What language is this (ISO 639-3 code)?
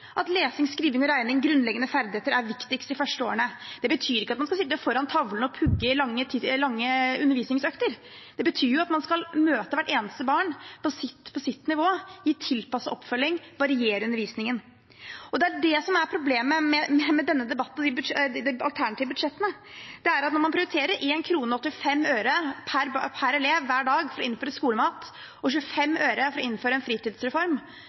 nob